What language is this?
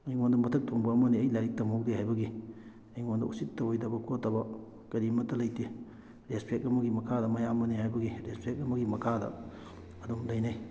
Manipuri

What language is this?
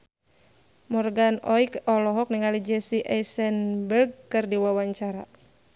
Sundanese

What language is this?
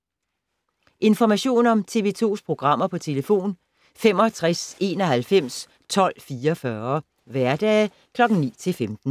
Danish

